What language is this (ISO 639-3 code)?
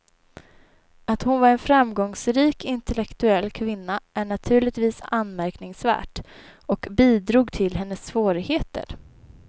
swe